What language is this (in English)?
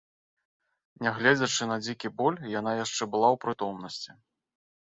Belarusian